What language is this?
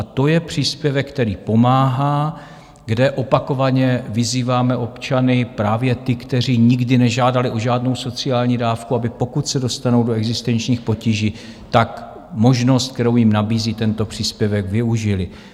Czech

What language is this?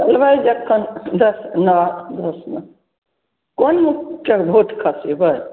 Maithili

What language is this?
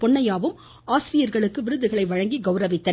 Tamil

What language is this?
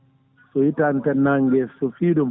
Fula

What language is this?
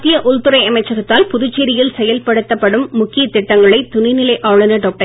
Tamil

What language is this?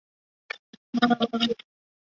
Chinese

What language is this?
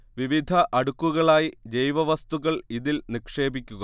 Malayalam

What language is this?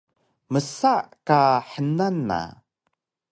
Taroko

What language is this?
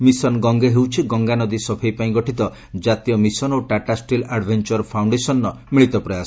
Odia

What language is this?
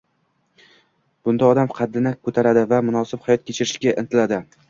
Uzbek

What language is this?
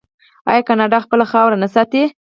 Pashto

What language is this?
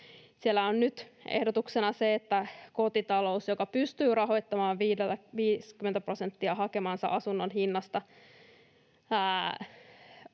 Finnish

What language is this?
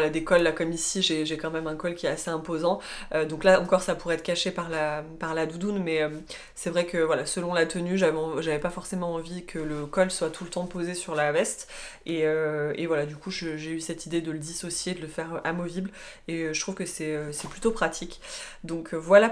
French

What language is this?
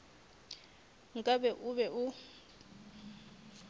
Northern Sotho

